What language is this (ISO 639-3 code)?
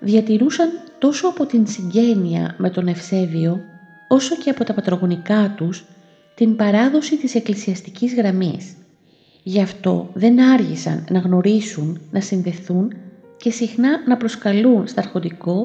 ell